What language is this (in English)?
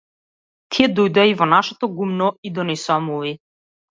Macedonian